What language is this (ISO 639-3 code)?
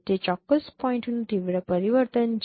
guj